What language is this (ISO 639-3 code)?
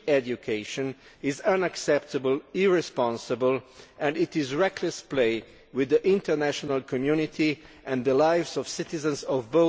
eng